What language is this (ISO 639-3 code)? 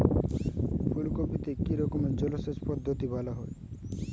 ben